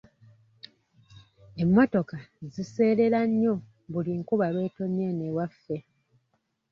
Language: Ganda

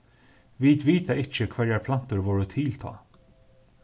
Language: Faroese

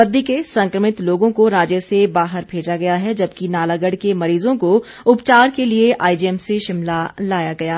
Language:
Hindi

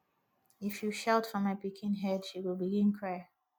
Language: Nigerian Pidgin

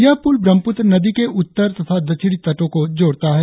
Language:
Hindi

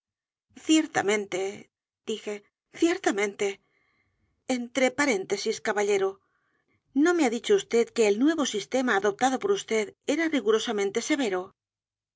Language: Spanish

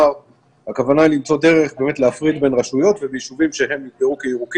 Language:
Hebrew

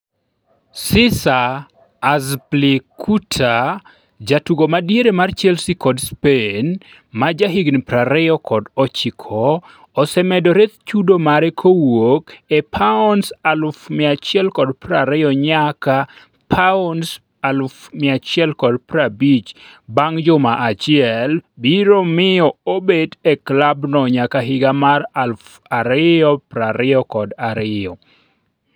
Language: Luo (Kenya and Tanzania)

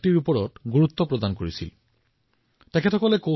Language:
Assamese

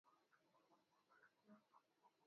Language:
Swahili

